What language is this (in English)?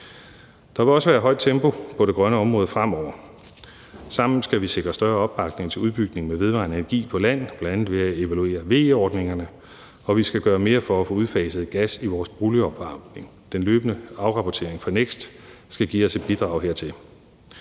Danish